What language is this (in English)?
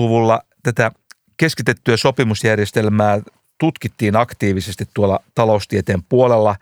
Finnish